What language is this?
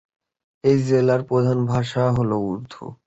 Bangla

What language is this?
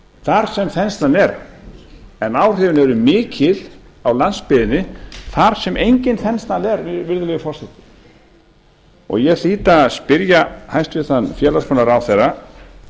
Icelandic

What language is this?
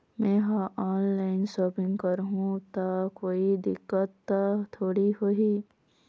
Chhattisgarhi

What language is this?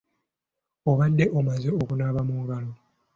Ganda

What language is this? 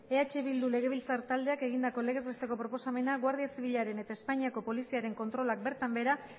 Basque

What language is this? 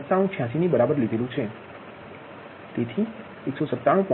Gujarati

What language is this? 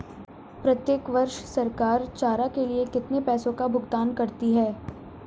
Hindi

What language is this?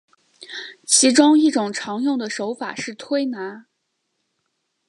Chinese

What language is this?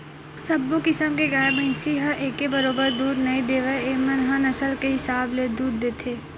Chhattisgarhi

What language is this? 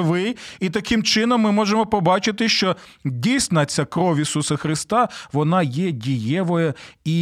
Ukrainian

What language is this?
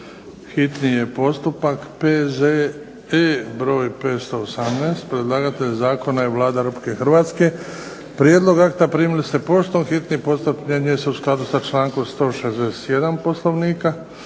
Croatian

